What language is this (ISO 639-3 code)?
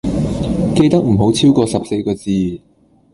yue